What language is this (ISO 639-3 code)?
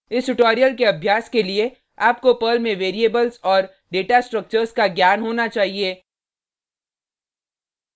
hin